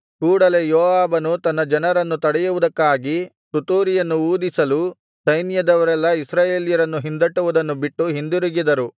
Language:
Kannada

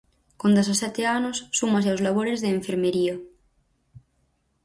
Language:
Galician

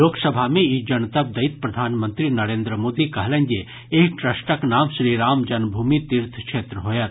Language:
Maithili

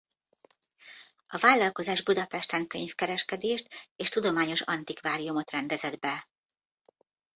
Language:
Hungarian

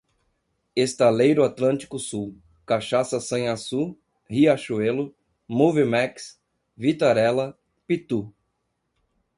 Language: Portuguese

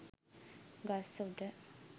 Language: Sinhala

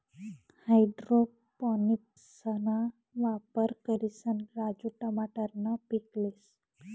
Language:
Marathi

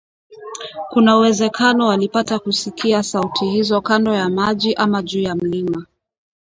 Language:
Swahili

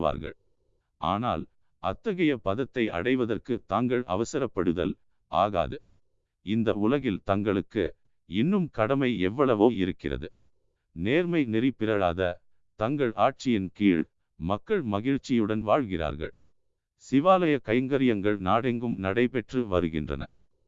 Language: Tamil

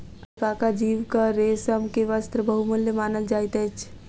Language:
Maithili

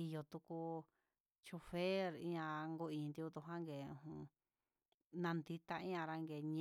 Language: Huitepec Mixtec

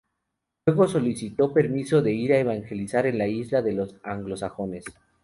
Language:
Spanish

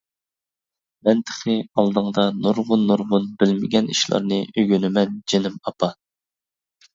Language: Uyghur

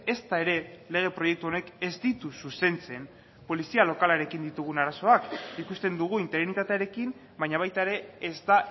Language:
Basque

